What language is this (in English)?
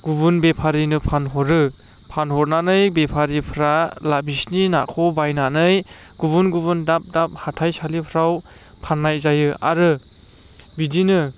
Bodo